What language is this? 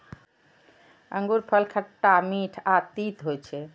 Maithili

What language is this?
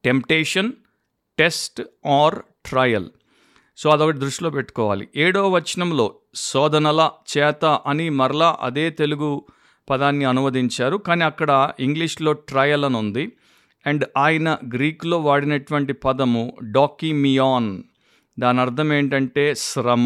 Telugu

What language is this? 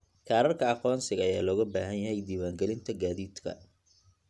Somali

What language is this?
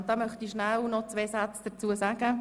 Swiss German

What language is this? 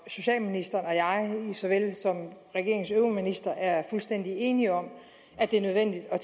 Danish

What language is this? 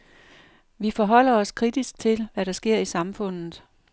Danish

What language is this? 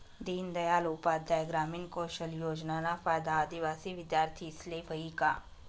Marathi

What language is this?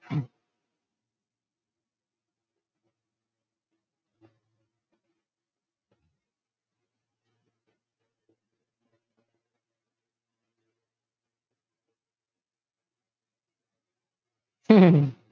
Gujarati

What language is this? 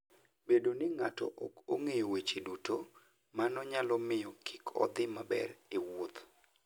Luo (Kenya and Tanzania)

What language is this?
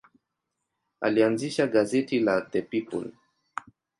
Swahili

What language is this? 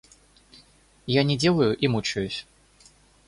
Russian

